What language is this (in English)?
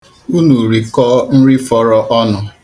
Igbo